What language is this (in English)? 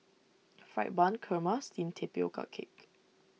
English